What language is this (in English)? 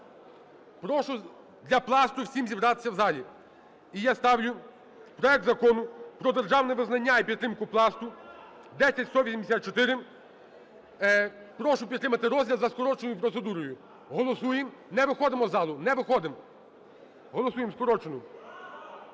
Ukrainian